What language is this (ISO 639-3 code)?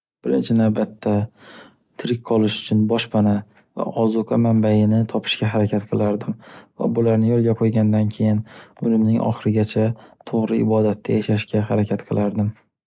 uzb